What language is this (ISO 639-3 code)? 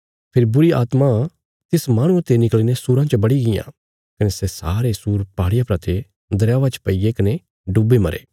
kfs